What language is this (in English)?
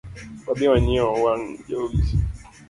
Luo (Kenya and Tanzania)